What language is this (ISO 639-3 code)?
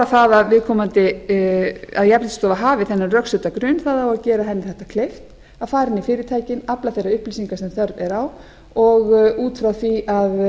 isl